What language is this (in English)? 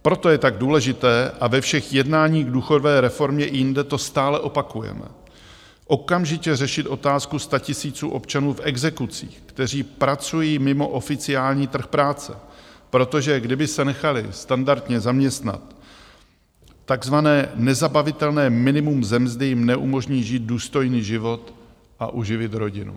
Czech